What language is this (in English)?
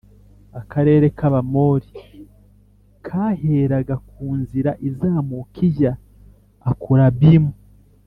Kinyarwanda